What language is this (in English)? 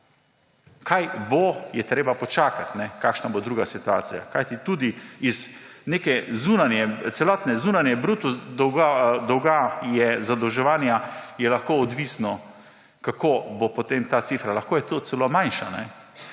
Slovenian